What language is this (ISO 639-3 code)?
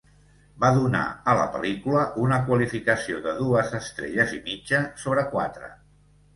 cat